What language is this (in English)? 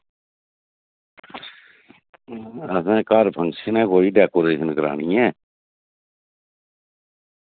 Dogri